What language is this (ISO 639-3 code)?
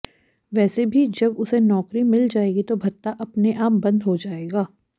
hin